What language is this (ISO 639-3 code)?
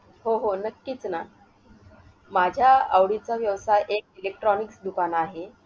mar